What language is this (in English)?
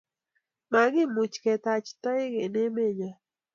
Kalenjin